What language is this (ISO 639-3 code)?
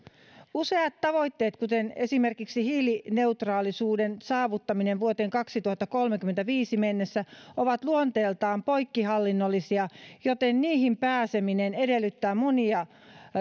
fin